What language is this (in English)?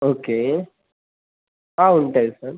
Telugu